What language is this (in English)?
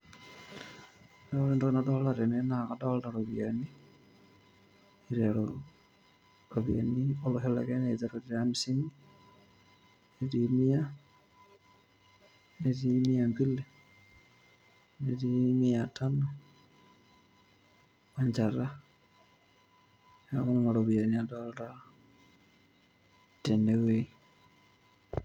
Masai